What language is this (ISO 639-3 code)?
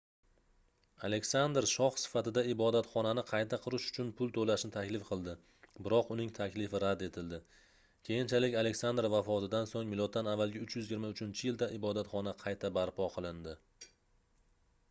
uzb